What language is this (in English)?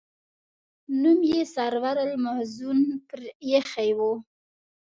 Pashto